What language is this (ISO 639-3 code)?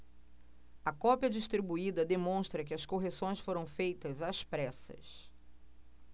por